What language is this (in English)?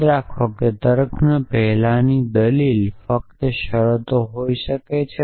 Gujarati